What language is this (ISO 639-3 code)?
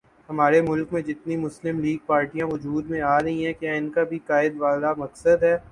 urd